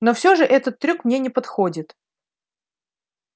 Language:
Russian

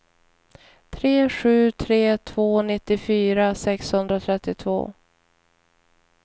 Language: Swedish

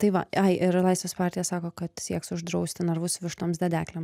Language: Lithuanian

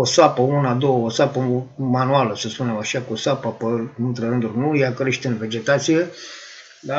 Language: Romanian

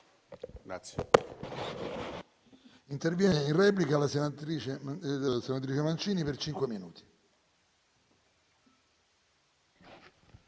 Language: Italian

